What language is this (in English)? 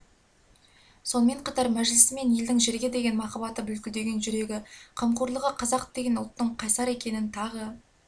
Kazakh